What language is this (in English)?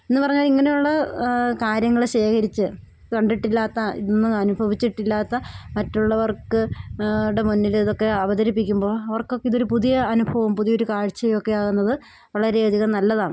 Malayalam